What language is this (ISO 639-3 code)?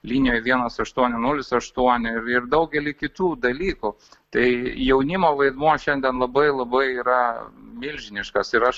lit